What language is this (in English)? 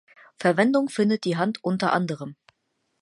German